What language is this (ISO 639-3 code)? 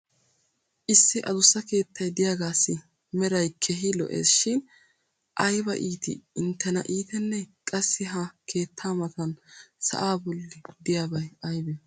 wal